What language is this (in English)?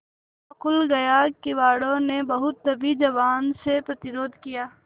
Hindi